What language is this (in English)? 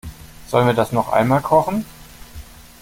German